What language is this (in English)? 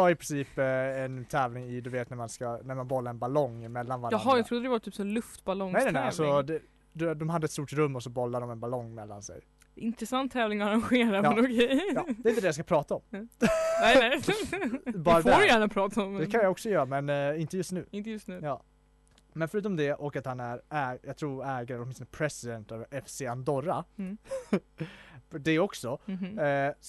Swedish